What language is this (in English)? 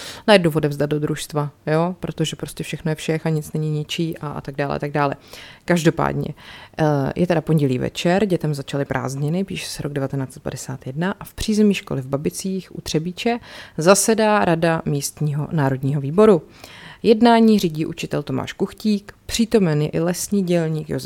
Czech